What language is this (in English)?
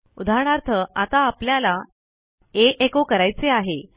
Marathi